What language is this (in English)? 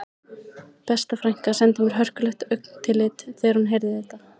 Icelandic